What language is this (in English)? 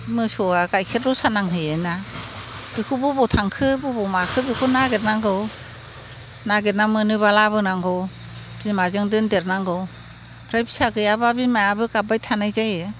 Bodo